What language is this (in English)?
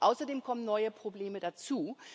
German